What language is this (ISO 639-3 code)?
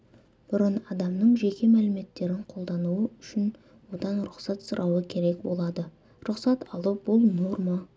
kaz